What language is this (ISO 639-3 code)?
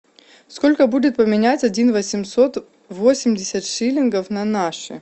rus